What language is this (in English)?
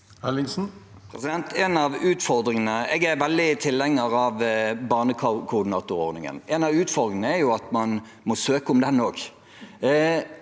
Norwegian